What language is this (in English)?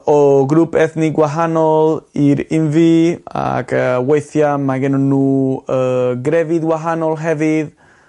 Welsh